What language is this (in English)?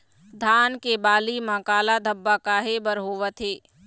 Chhattisgarhi